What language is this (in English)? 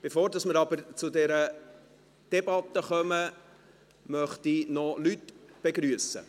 Swiss German